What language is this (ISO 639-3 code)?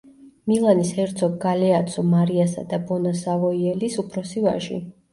kat